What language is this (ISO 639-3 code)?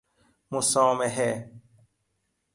fas